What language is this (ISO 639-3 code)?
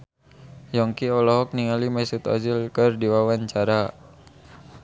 sun